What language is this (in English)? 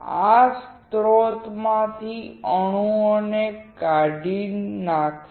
Gujarati